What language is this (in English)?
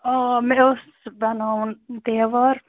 Kashmiri